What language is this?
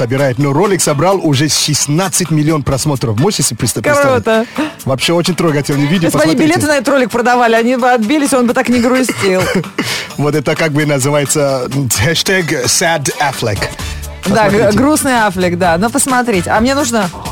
Russian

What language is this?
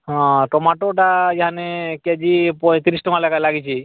Odia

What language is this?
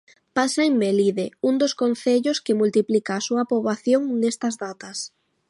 Galician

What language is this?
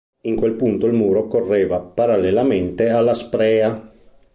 Italian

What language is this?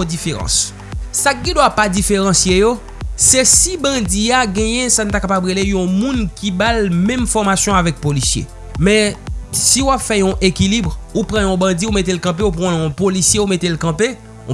French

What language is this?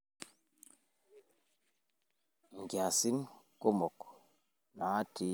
Masai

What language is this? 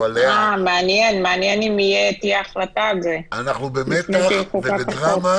Hebrew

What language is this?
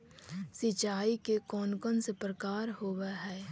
Magahi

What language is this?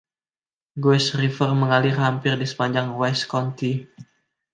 Indonesian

